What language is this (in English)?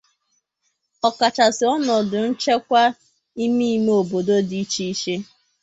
Igbo